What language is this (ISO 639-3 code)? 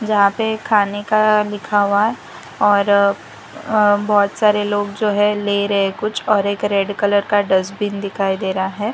hin